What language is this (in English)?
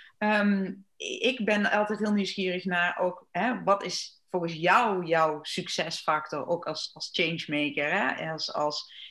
Dutch